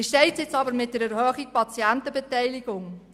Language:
Swiss German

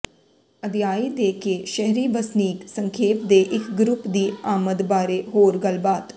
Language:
Punjabi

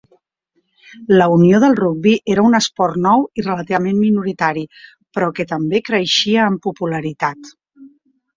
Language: Catalan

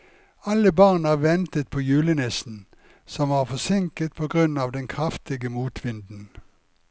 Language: Norwegian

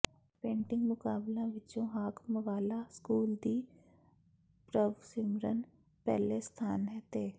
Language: Punjabi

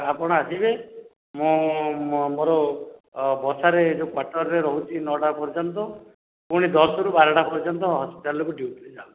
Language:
Odia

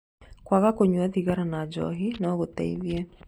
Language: Kikuyu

